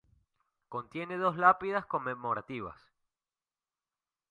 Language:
Spanish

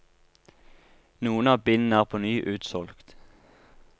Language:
Norwegian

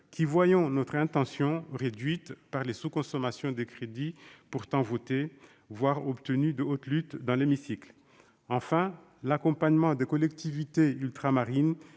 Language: French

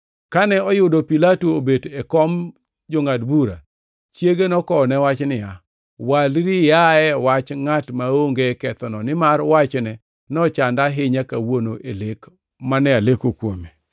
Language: Luo (Kenya and Tanzania)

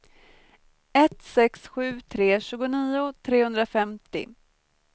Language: Swedish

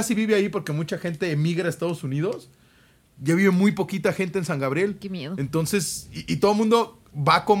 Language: Spanish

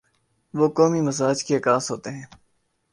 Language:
Urdu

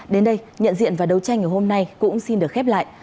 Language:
Vietnamese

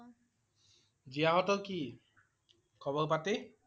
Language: Assamese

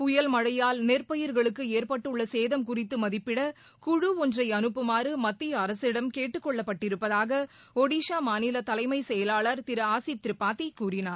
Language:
Tamil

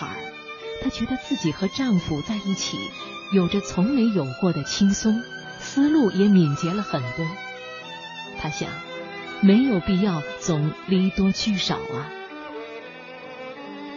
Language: Chinese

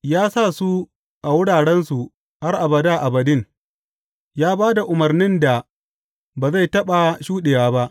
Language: Hausa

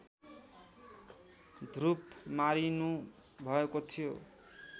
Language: Nepali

